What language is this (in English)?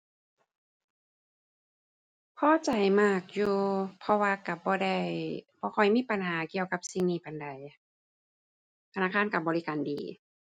Thai